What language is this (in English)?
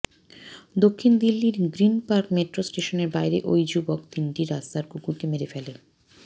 Bangla